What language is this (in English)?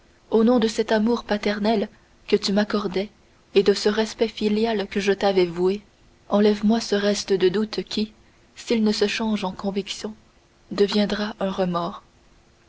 French